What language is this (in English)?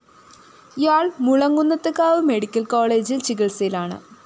Malayalam